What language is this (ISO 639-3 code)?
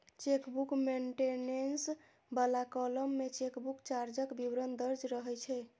mai